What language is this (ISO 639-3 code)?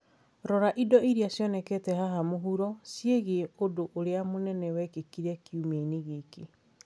kik